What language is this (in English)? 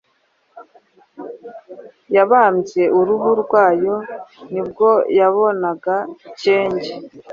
Kinyarwanda